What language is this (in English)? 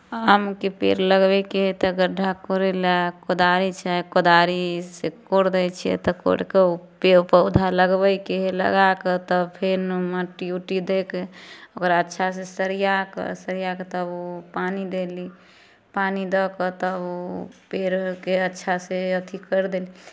Maithili